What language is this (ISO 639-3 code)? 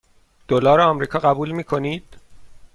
fas